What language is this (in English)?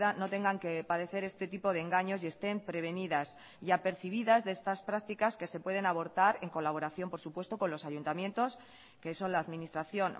Spanish